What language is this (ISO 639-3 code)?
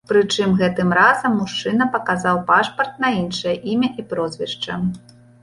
bel